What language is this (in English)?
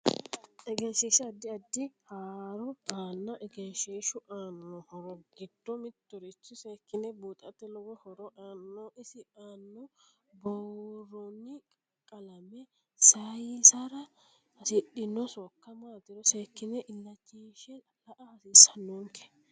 Sidamo